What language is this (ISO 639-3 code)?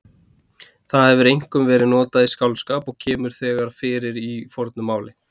isl